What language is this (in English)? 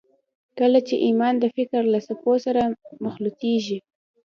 Pashto